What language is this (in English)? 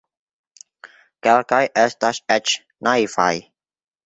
Esperanto